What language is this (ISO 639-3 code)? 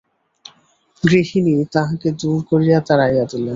ben